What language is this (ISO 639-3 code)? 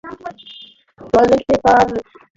ben